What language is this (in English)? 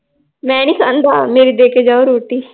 Punjabi